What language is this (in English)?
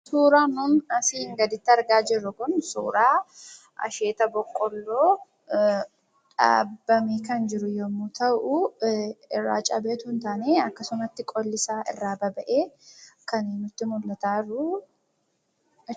Oromo